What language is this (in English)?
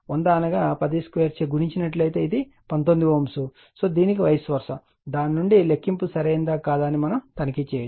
Telugu